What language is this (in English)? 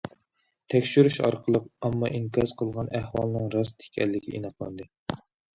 Uyghur